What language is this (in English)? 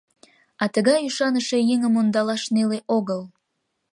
Mari